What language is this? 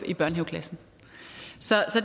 Danish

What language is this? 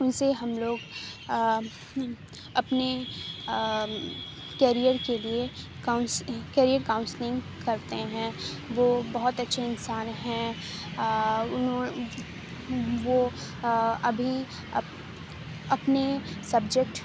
Urdu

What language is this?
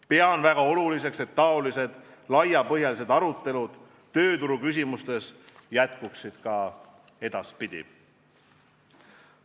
Estonian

